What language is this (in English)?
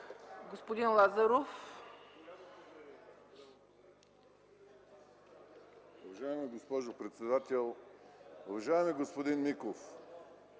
Bulgarian